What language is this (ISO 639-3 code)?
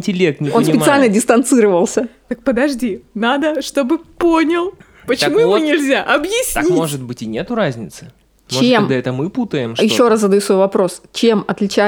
rus